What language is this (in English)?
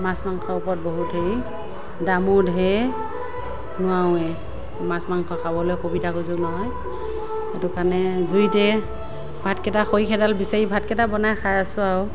Assamese